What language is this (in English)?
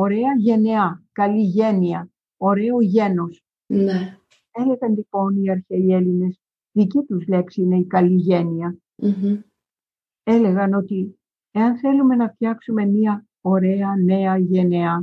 Greek